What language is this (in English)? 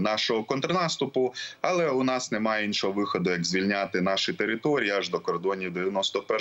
Ukrainian